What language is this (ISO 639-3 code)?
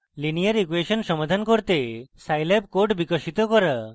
ben